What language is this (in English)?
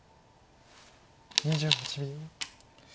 Japanese